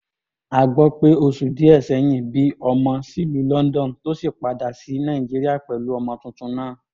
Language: Yoruba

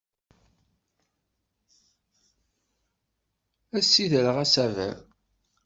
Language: Kabyle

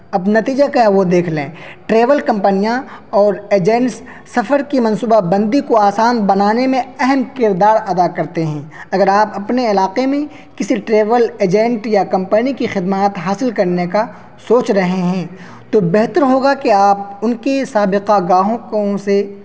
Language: Urdu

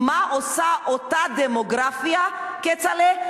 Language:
Hebrew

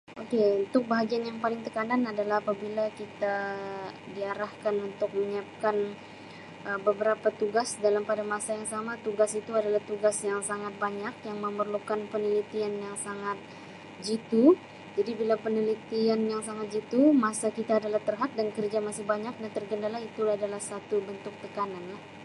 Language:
Sabah Malay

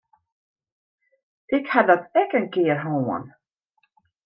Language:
Western Frisian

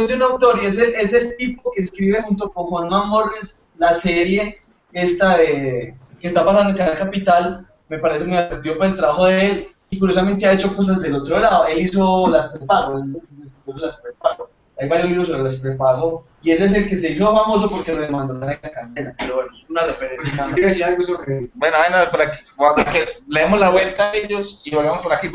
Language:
Spanish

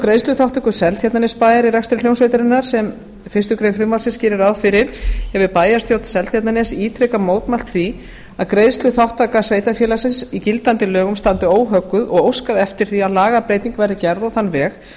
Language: Icelandic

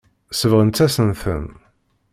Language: Kabyle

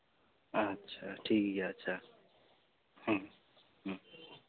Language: Santali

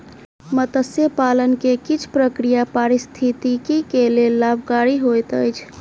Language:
Maithili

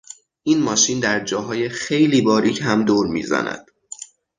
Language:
Persian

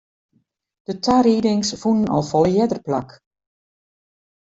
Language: Western Frisian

